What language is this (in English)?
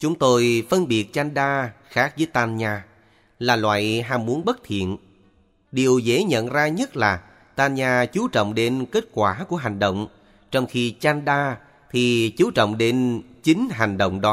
Vietnamese